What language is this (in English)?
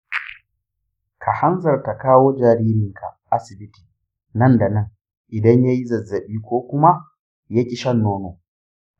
Hausa